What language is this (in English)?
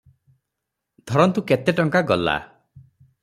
Odia